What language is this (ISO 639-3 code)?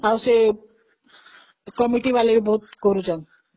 ori